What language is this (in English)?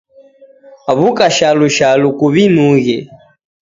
Taita